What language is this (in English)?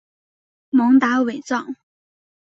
Chinese